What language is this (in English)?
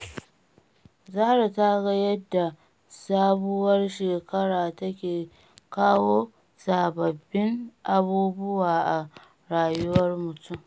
Hausa